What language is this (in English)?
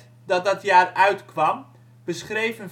Dutch